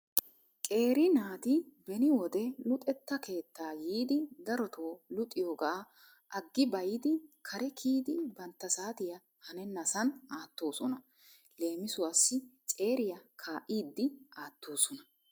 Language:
Wolaytta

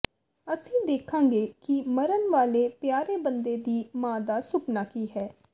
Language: Punjabi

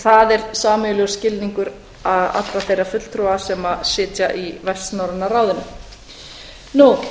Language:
Icelandic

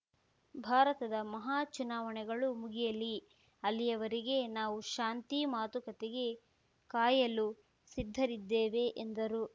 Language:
Kannada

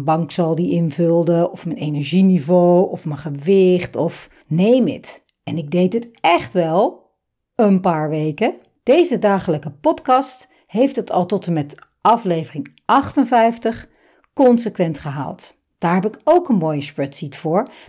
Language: Dutch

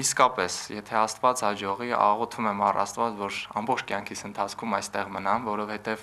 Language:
Turkish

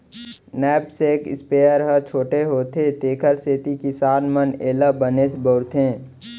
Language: Chhattisgarhi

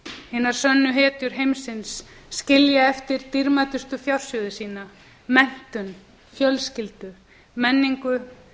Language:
Icelandic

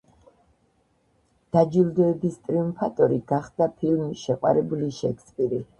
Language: Georgian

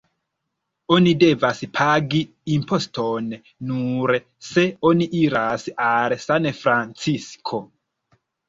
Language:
Esperanto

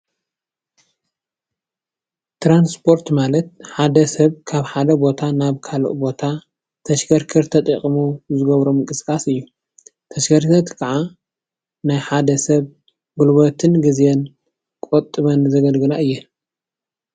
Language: Tigrinya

